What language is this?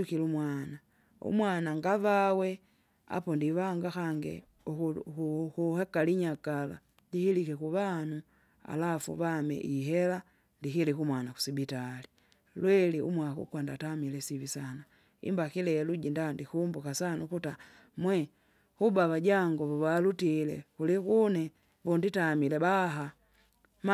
Kinga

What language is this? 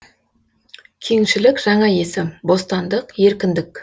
Kazakh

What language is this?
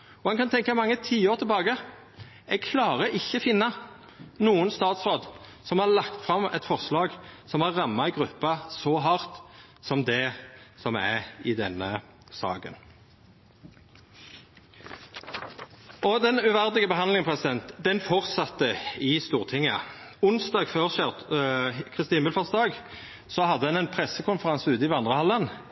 Norwegian Nynorsk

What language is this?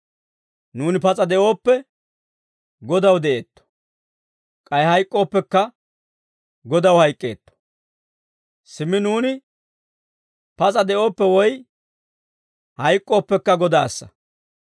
Dawro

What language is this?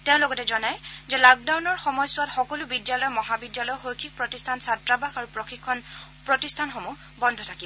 Assamese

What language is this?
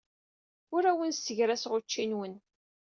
Kabyle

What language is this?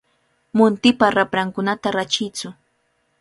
Cajatambo North Lima Quechua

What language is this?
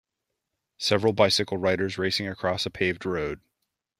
English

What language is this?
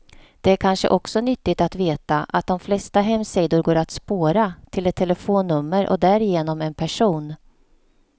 Swedish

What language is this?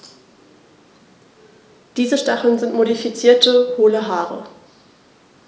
German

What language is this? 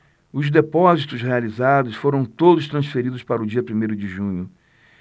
Portuguese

